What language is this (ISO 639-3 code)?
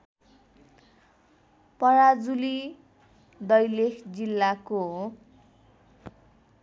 nep